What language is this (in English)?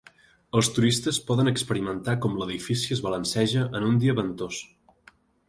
Catalan